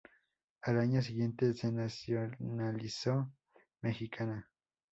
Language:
Spanish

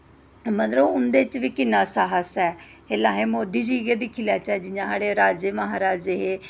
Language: Dogri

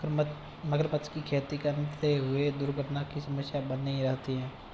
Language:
Hindi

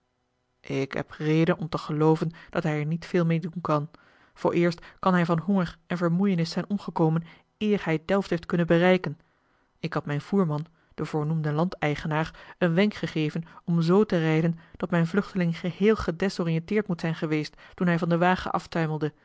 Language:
Dutch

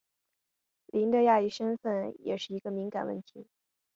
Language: Chinese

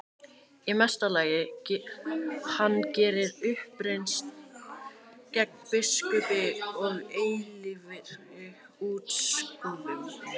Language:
Icelandic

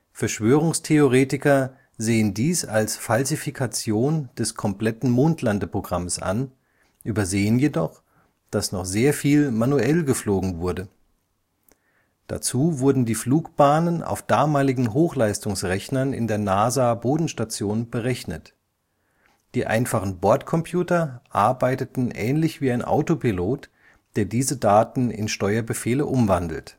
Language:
German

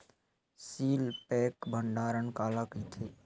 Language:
Chhattisgarhi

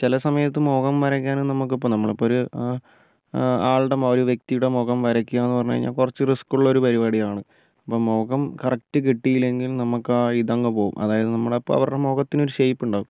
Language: Malayalam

